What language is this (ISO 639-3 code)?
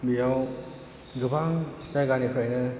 brx